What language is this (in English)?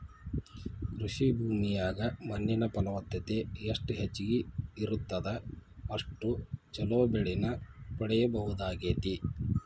Kannada